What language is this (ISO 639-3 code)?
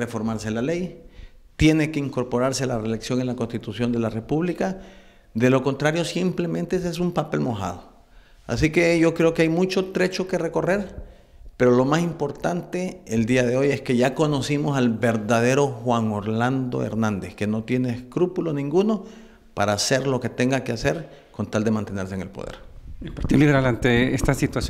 spa